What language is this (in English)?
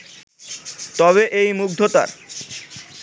Bangla